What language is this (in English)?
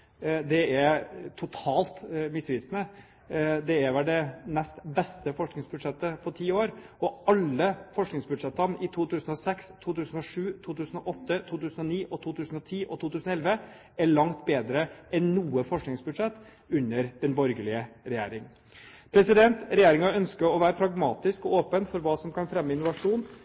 Norwegian Bokmål